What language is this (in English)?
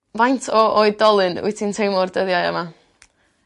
Welsh